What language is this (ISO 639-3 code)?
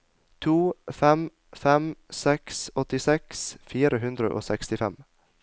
nor